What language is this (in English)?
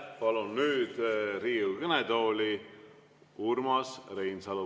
Estonian